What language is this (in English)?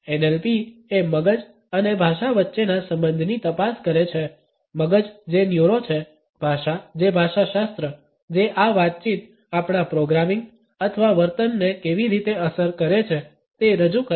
Gujarati